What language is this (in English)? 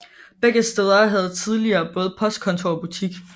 Danish